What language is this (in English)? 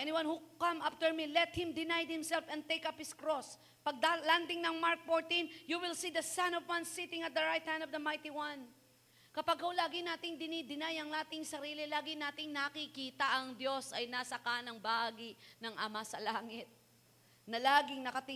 Filipino